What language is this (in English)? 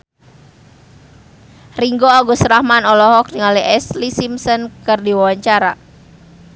Sundanese